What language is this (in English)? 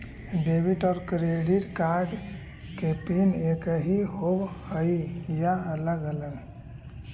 Magahi